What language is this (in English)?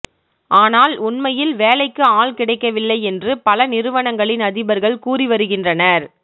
Tamil